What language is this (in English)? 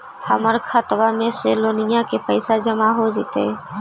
Magahi